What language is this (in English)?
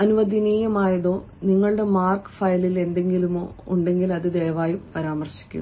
Malayalam